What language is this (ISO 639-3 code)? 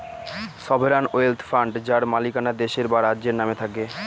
ben